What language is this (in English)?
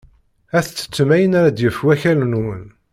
Kabyle